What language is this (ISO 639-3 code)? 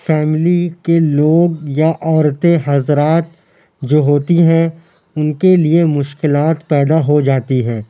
urd